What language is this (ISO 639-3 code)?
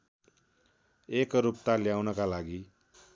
nep